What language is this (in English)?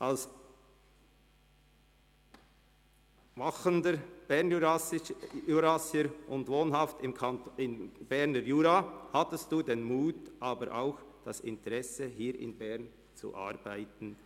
Swiss German